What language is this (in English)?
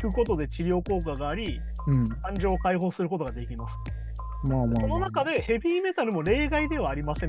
Japanese